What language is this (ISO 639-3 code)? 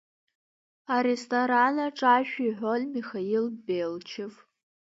abk